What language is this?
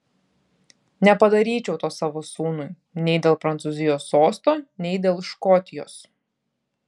Lithuanian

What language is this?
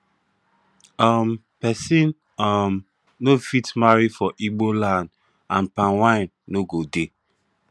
Nigerian Pidgin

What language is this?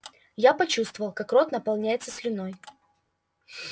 Russian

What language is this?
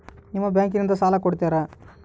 Kannada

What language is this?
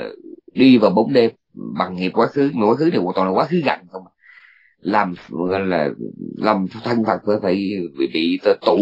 Vietnamese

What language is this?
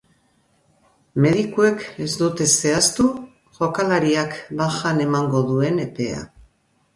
Basque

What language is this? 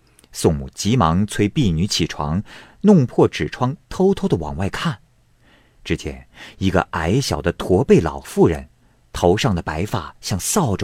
Chinese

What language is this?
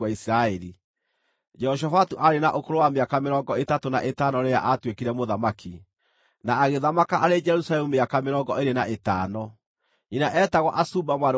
Kikuyu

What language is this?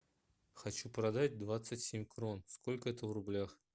Russian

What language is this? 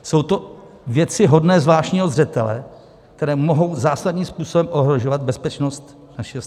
Czech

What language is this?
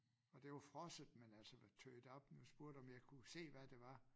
Danish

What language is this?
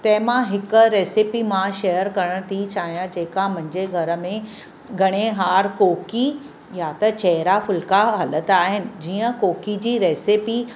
Sindhi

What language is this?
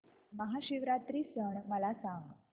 Marathi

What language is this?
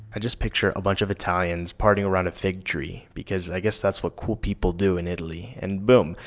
English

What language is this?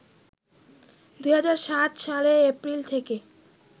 Bangla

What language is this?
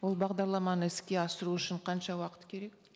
Kazakh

